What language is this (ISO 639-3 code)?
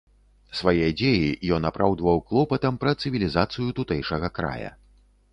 bel